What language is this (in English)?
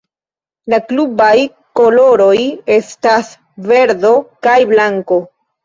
Esperanto